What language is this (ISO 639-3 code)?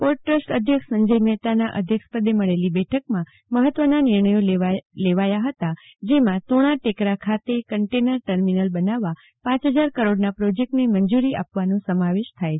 guj